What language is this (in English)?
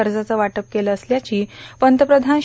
Marathi